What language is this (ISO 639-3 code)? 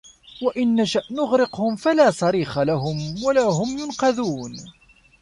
ara